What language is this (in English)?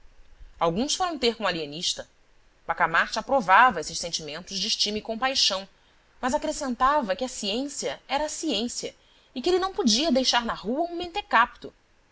Portuguese